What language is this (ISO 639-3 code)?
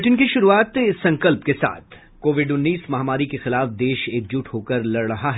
hin